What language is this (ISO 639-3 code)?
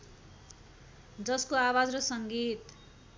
nep